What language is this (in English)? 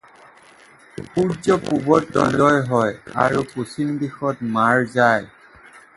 Assamese